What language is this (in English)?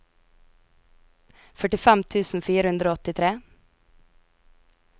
Norwegian